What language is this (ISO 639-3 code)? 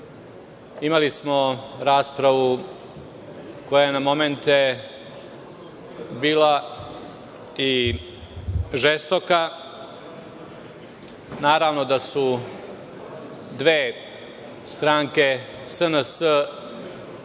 srp